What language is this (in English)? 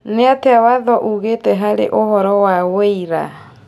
Kikuyu